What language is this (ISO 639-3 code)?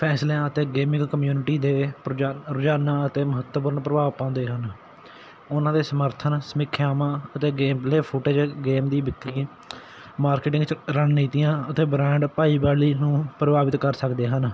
pan